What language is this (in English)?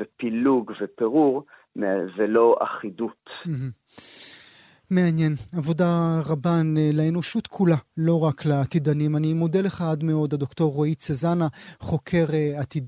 Hebrew